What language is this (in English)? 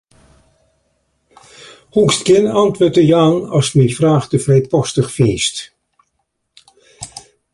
Western Frisian